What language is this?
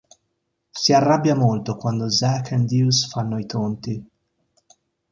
Italian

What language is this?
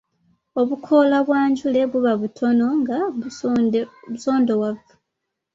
Ganda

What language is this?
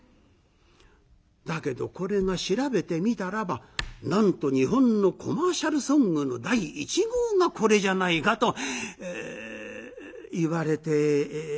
Japanese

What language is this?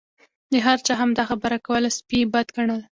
Pashto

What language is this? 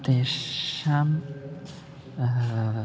Sanskrit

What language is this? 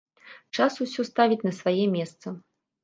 Belarusian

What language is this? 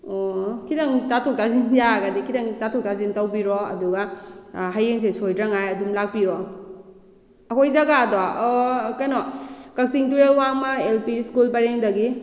Manipuri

